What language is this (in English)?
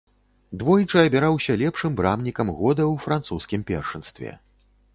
Belarusian